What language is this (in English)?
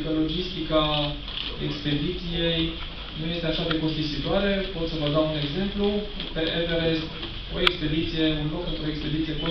Romanian